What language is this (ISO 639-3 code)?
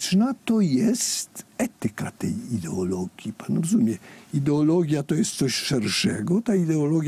pol